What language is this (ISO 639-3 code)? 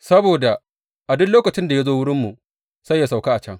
hau